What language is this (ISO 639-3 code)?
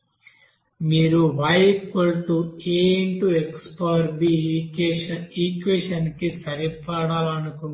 tel